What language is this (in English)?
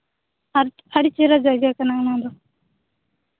Santali